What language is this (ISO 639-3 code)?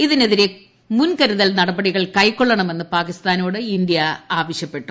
mal